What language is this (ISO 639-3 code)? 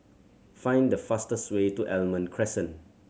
eng